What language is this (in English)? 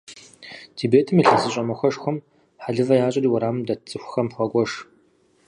Kabardian